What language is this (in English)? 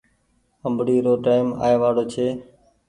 Goaria